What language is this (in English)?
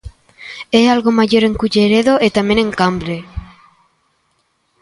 Galician